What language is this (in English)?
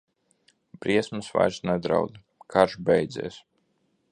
Latvian